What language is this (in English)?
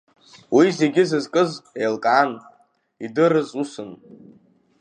Abkhazian